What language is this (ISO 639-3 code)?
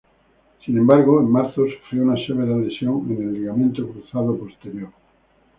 spa